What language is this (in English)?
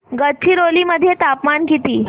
Marathi